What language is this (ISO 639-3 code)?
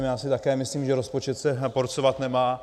ces